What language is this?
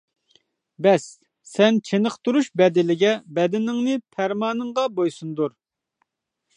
Uyghur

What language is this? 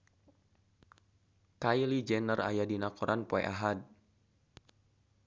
Sundanese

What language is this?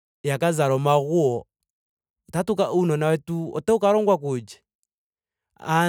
Ndonga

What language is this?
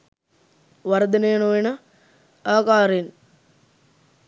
Sinhala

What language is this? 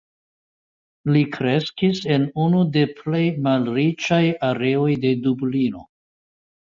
Esperanto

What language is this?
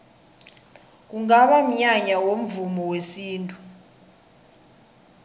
South Ndebele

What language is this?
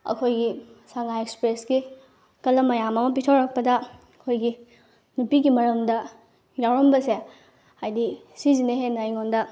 Manipuri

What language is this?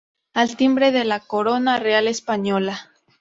Spanish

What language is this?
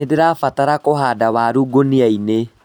Kikuyu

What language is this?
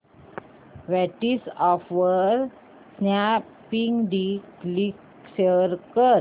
Marathi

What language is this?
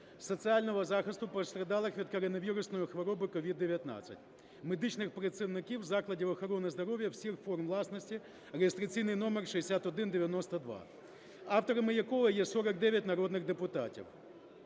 Ukrainian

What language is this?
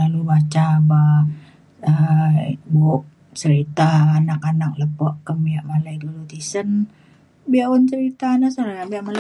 Mainstream Kenyah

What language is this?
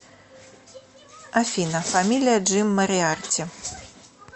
Russian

